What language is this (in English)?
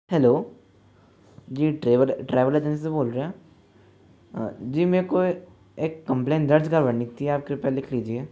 Hindi